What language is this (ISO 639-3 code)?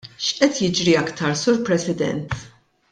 mlt